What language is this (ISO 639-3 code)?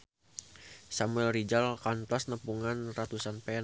sun